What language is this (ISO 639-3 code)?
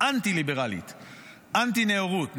heb